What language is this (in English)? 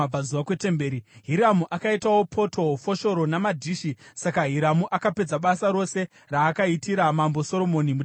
Shona